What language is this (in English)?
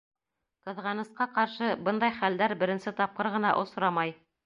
Bashkir